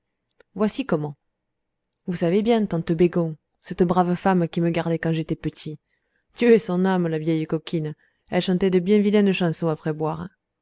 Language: French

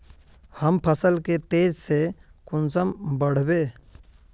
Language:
Magahi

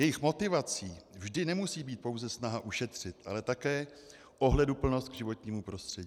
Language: Czech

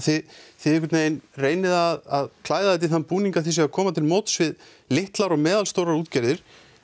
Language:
Icelandic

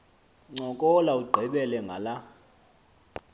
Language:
Xhosa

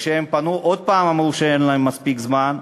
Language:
Hebrew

